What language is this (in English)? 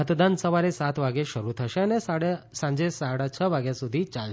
Gujarati